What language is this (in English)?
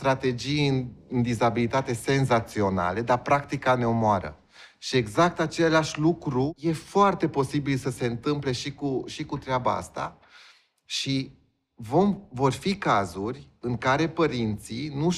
Romanian